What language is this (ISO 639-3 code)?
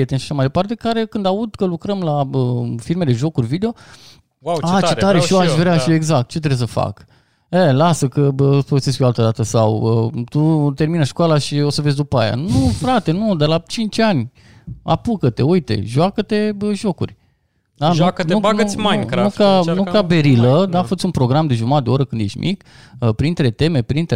ron